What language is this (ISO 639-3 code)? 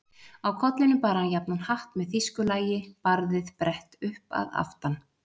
isl